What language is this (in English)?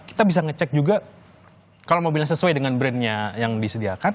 Indonesian